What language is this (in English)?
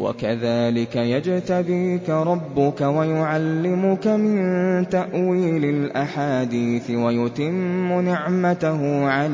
Arabic